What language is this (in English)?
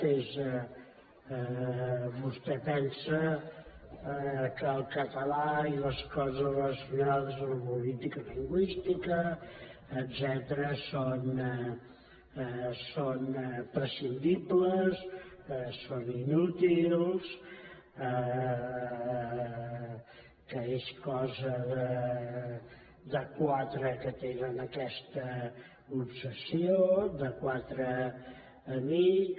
Catalan